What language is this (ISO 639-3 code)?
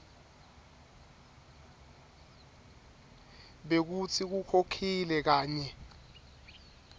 ssw